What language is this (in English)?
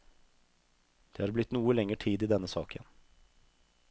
Norwegian